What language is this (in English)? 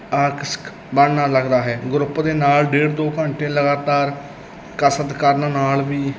Punjabi